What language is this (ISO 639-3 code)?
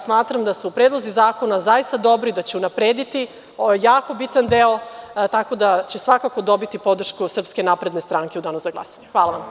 srp